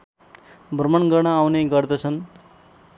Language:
Nepali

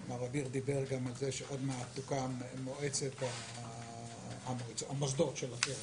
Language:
Hebrew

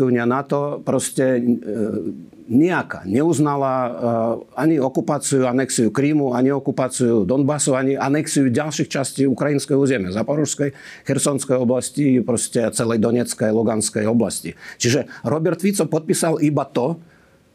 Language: Slovak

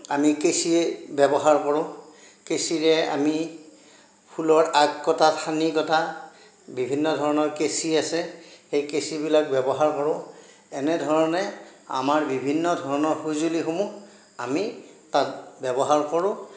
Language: Assamese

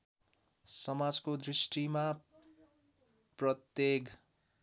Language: Nepali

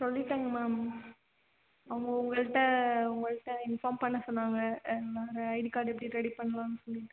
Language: Tamil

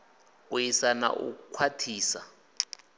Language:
Venda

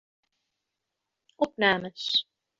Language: Western Frisian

